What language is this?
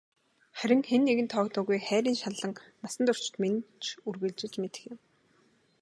Mongolian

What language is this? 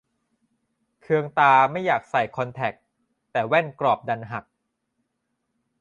Thai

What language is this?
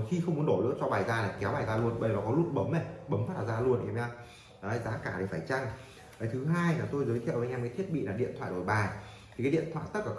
Vietnamese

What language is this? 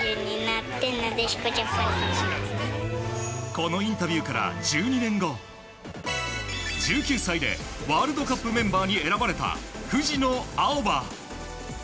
Japanese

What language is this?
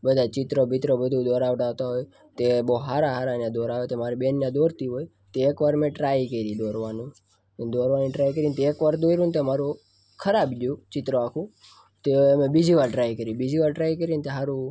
Gujarati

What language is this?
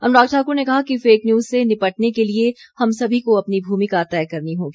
Hindi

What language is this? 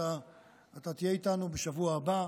Hebrew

